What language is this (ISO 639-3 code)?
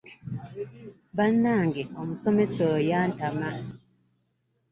lug